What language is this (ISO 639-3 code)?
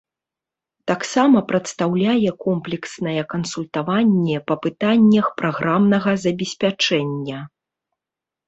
bel